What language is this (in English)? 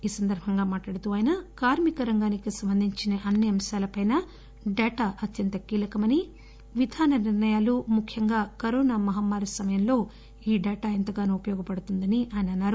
Telugu